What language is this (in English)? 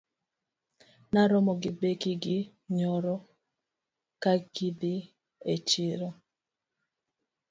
Luo (Kenya and Tanzania)